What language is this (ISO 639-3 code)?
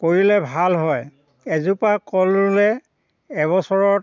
asm